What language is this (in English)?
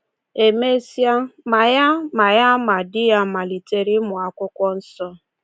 Igbo